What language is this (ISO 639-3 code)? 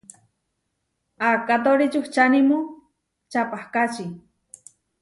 var